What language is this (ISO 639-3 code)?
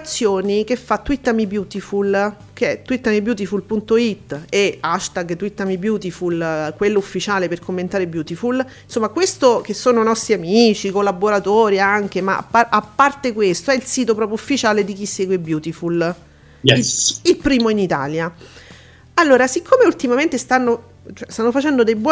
ita